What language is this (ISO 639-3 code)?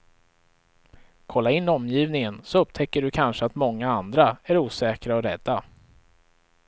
swe